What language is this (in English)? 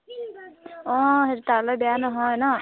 Assamese